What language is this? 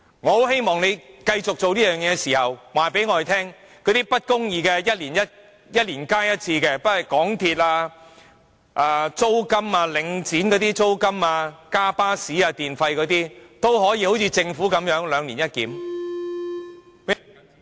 Cantonese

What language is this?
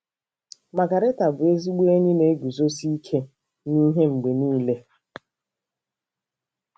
Igbo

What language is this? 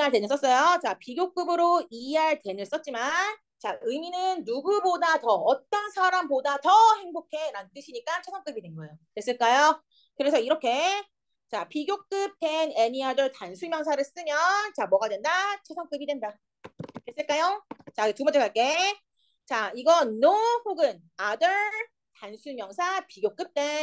Korean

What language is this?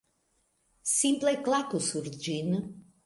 Esperanto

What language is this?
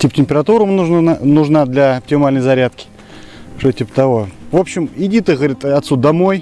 Russian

